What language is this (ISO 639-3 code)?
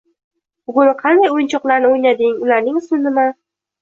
uzb